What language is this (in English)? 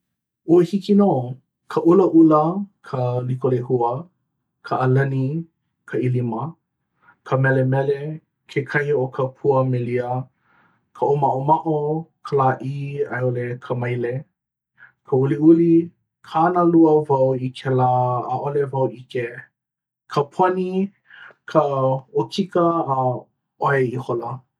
Hawaiian